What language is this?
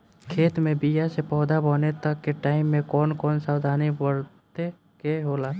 Bhojpuri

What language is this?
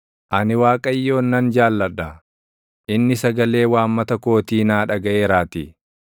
Oromo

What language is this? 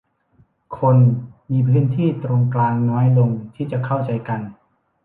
Thai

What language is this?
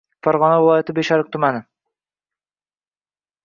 Uzbek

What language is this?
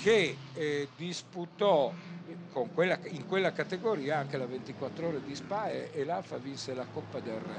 Italian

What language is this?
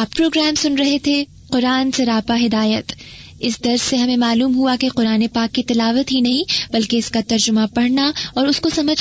Urdu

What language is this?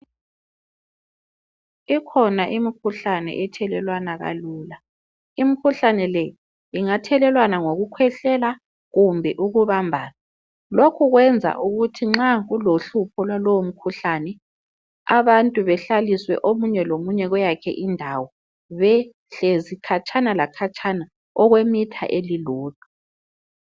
North Ndebele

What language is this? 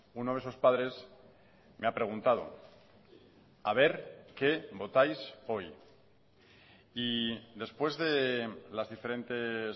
Spanish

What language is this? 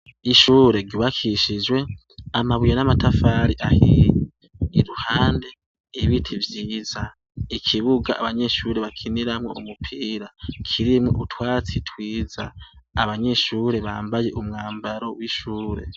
Rundi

